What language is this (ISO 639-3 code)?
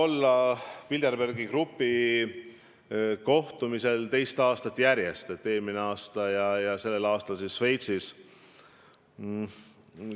est